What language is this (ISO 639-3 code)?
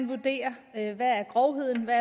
dan